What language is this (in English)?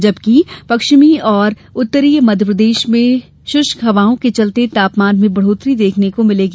Hindi